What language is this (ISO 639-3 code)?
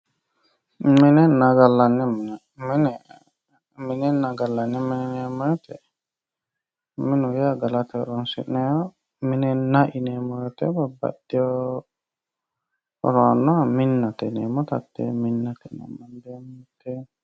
sid